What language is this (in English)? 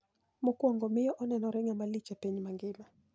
Luo (Kenya and Tanzania)